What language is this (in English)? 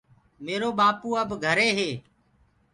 Gurgula